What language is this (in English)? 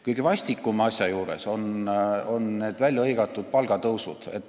Estonian